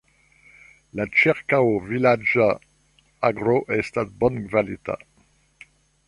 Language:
Esperanto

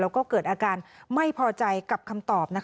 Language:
Thai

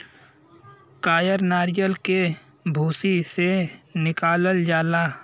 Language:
Bhojpuri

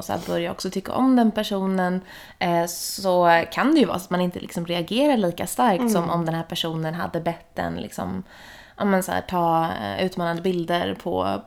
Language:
Swedish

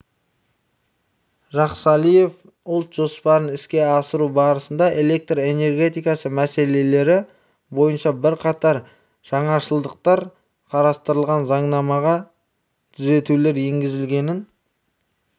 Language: Kazakh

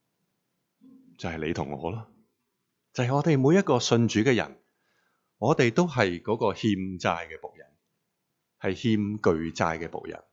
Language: Chinese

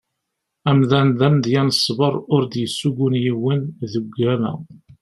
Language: Kabyle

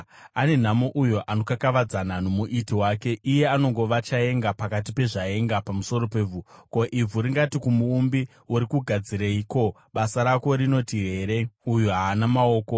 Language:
Shona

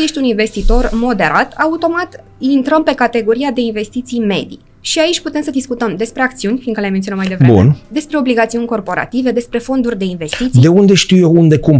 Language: Romanian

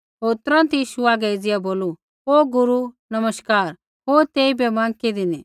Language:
Kullu Pahari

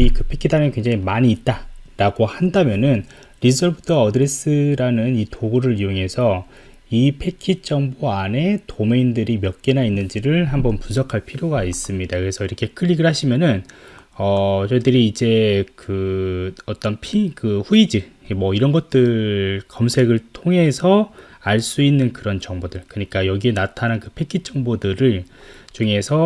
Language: Korean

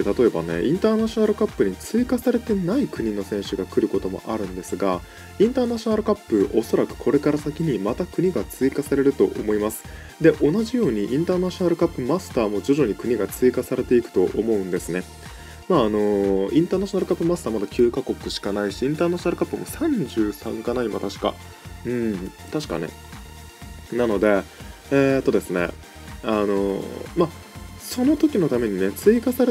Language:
Japanese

